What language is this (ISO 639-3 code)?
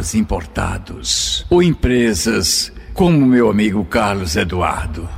por